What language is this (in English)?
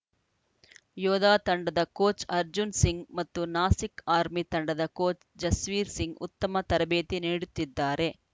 Kannada